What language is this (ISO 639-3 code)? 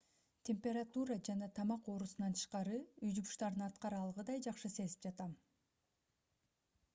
kir